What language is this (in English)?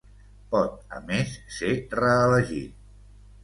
Catalan